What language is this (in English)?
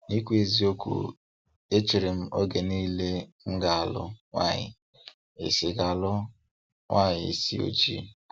Igbo